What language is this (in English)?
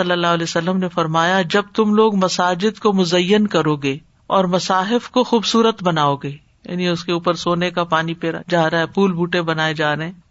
Urdu